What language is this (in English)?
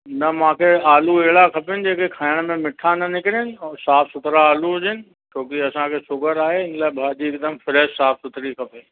Sindhi